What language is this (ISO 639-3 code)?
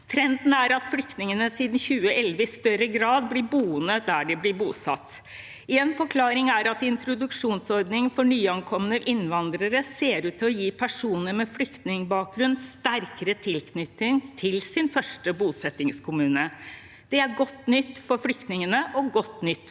nor